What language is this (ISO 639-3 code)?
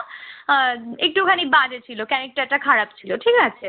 ben